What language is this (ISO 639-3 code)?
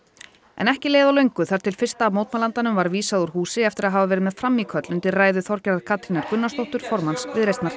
isl